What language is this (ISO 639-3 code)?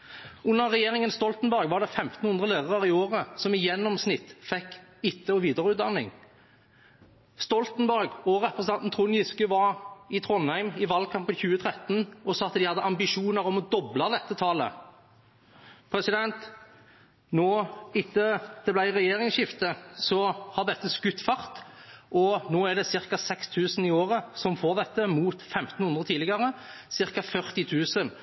nob